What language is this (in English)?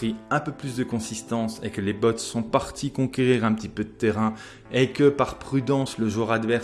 French